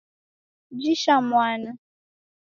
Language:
Taita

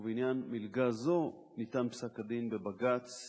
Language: Hebrew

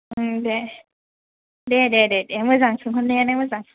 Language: Bodo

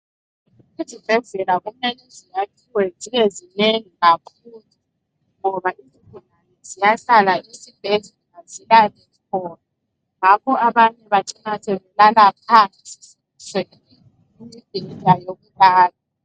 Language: North Ndebele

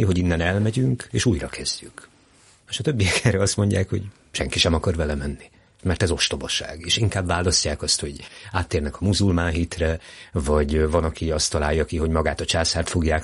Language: Hungarian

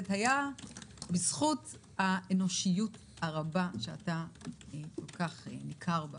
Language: Hebrew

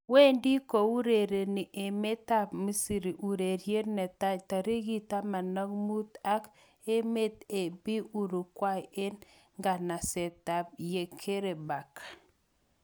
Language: Kalenjin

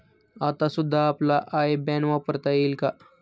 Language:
Marathi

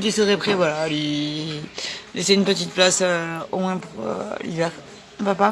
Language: French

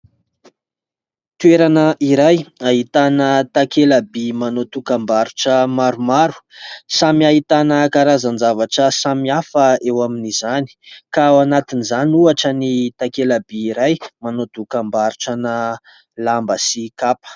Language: Malagasy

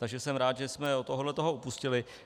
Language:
Czech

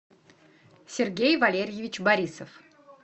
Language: Russian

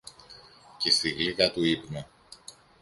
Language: Greek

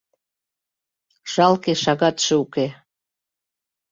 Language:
Mari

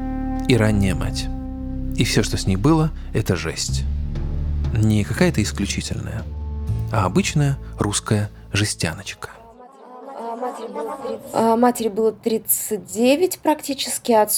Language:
Russian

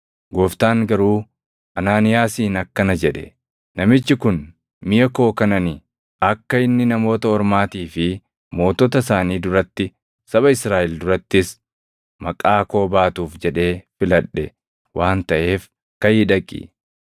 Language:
Oromo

